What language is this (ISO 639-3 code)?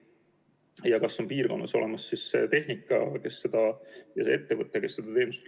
est